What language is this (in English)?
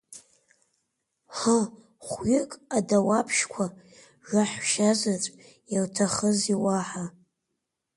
Abkhazian